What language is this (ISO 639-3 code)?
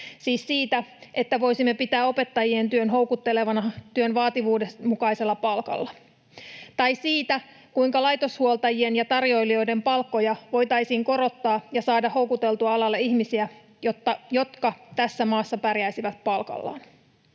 fin